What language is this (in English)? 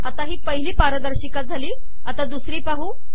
Marathi